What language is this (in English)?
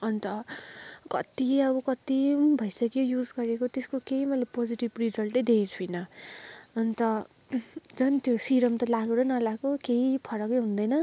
Nepali